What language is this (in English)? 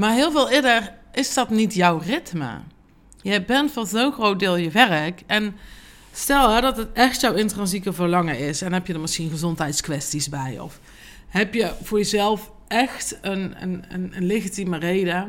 Dutch